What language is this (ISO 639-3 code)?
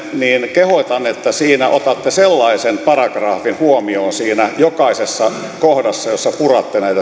fin